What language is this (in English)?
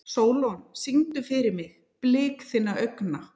Icelandic